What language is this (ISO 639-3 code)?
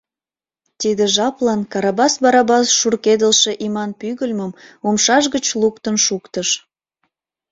chm